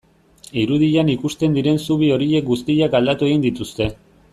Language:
Basque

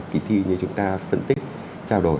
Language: Vietnamese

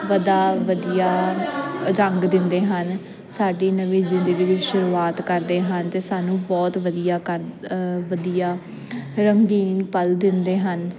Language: Punjabi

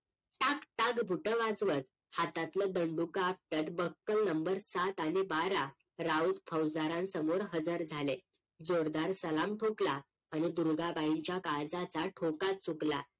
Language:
Marathi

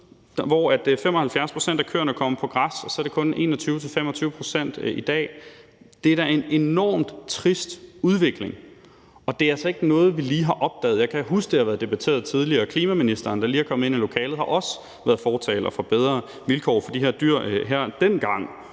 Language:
Danish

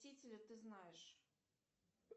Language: Russian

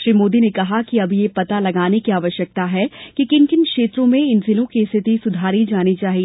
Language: Hindi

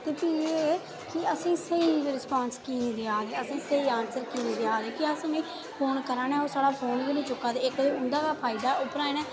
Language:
Dogri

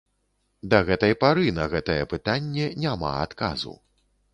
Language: Belarusian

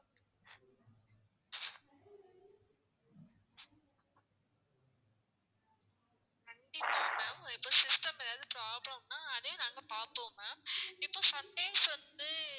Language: Tamil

